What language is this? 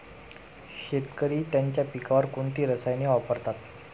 Marathi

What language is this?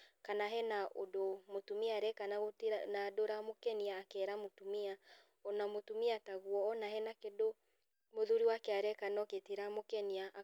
Kikuyu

